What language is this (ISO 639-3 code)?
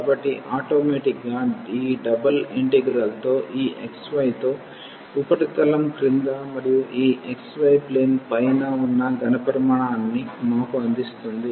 tel